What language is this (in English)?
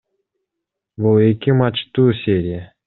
Kyrgyz